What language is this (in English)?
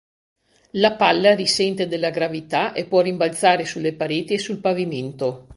Italian